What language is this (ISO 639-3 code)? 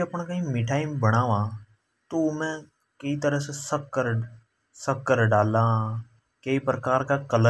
hoj